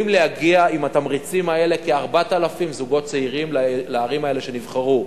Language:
Hebrew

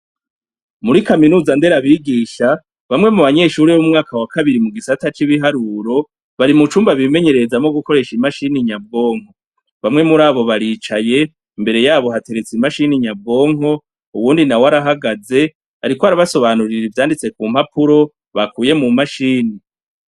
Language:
Rundi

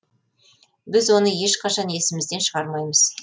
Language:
Kazakh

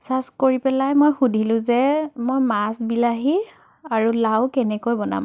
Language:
Assamese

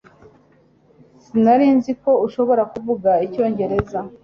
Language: Kinyarwanda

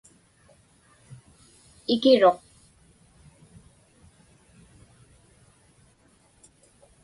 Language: Inupiaq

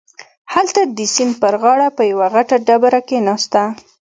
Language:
Pashto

